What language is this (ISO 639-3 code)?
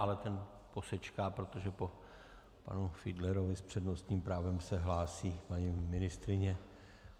ces